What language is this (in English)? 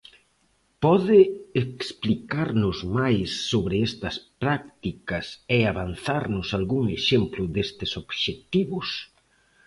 Galician